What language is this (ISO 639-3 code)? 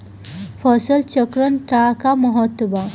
bho